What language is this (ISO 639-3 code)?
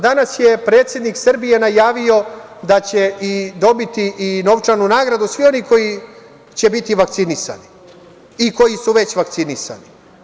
srp